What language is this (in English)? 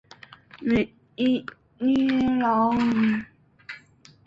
Chinese